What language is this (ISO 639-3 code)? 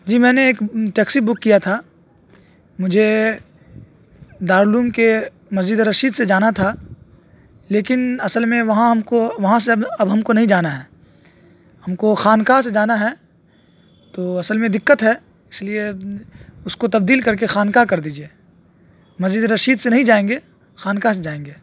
urd